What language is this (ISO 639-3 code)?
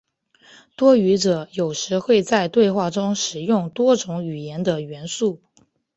zho